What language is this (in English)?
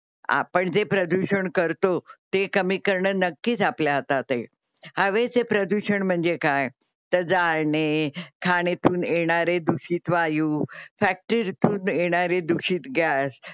Marathi